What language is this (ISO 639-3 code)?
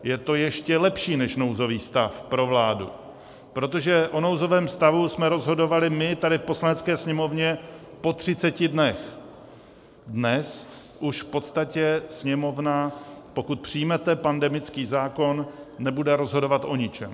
ces